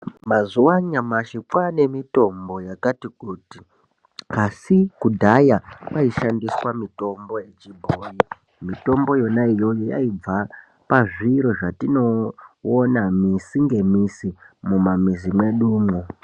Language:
Ndau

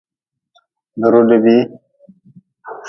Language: Nawdm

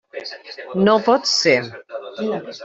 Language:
Catalan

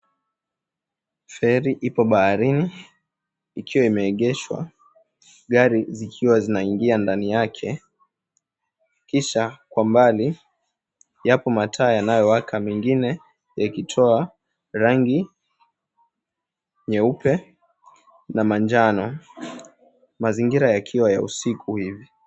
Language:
Swahili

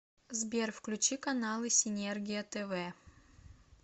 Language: Russian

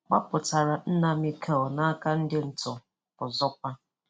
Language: Igbo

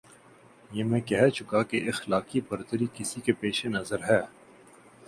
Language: Urdu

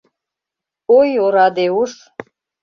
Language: Mari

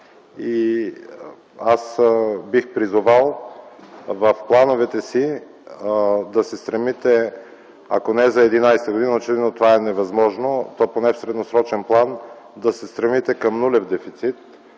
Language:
Bulgarian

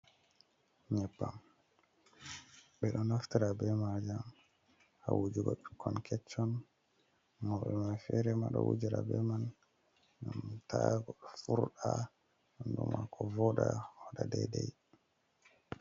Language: Fula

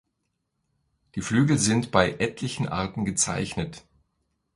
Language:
German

